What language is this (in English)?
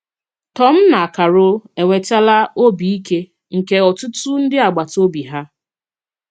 Igbo